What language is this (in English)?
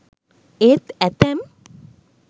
Sinhala